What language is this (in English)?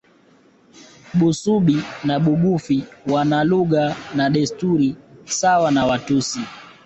Swahili